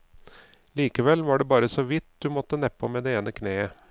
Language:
Norwegian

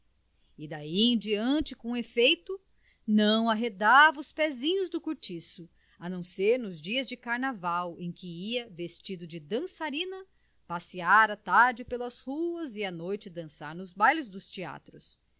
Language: Portuguese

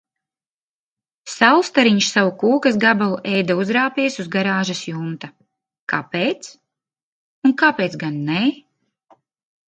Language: Latvian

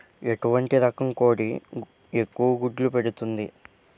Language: Telugu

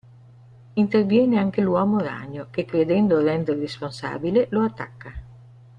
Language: Italian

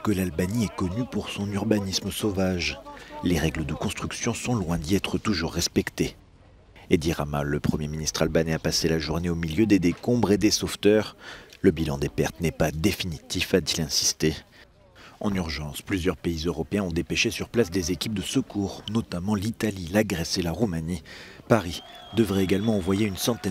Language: French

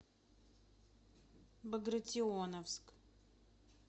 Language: Russian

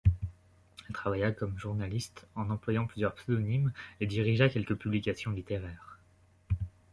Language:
French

